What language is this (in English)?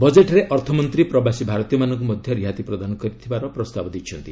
Odia